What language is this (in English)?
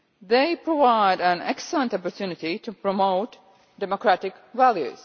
English